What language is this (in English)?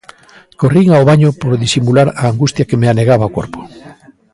Galician